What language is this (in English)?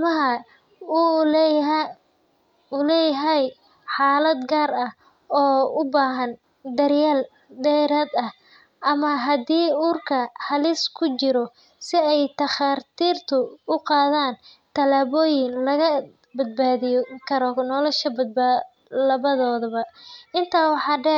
Somali